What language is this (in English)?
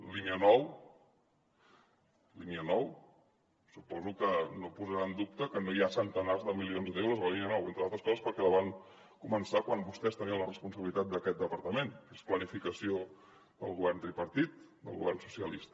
Catalan